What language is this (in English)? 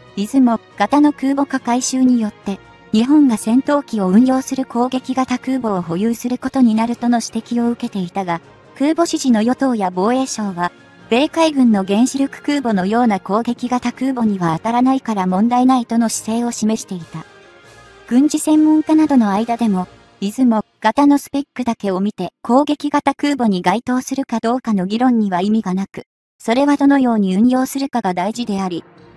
Japanese